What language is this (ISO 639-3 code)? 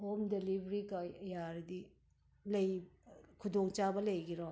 mni